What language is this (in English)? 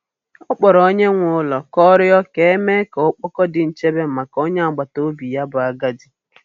Igbo